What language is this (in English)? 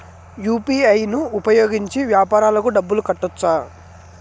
Telugu